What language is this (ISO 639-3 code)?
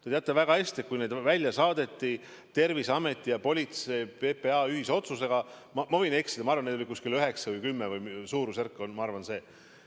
est